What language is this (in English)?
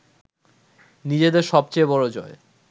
Bangla